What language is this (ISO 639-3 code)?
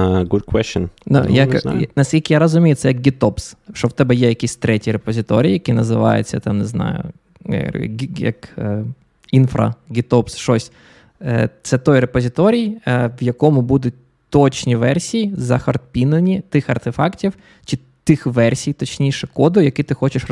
ukr